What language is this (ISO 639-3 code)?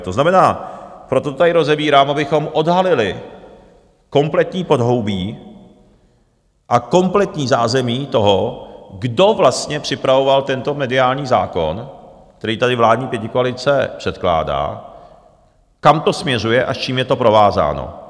ces